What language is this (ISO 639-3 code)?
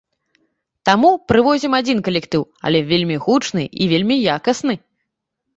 bel